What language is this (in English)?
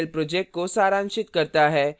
Hindi